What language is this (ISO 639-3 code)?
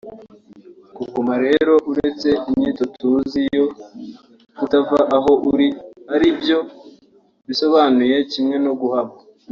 kin